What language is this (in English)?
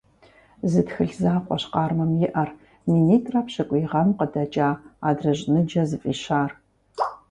Kabardian